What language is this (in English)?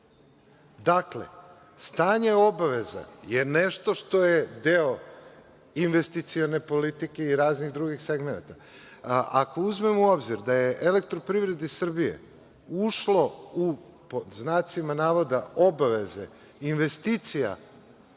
Serbian